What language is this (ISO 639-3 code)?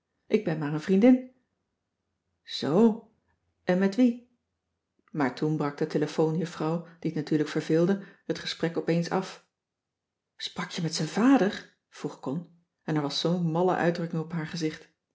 nld